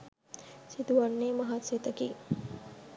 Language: Sinhala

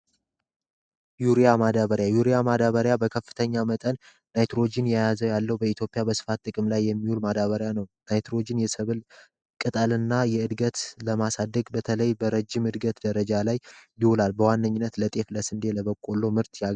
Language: Amharic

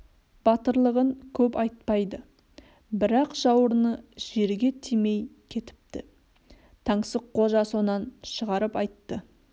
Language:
Kazakh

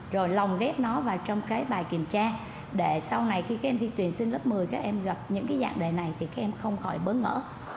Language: Vietnamese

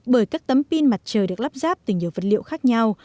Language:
Vietnamese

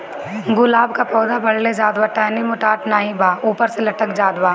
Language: Bhojpuri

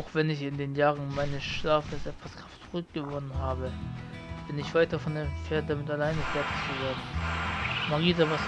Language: German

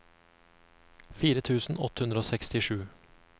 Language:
Norwegian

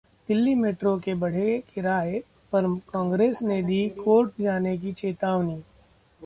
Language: Hindi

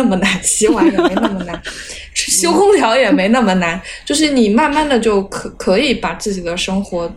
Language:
Chinese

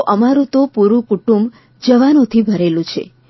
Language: Gujarati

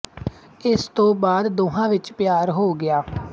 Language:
Punjabi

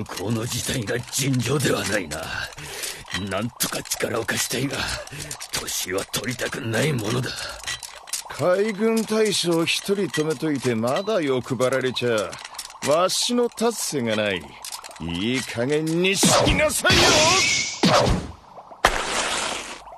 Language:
Japanese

